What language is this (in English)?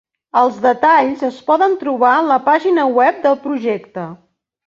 Catalan